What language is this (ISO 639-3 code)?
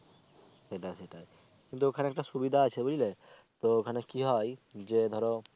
ben